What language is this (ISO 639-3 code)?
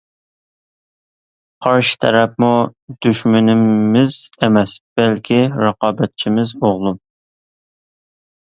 uig